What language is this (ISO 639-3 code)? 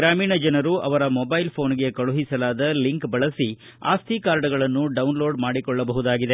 kan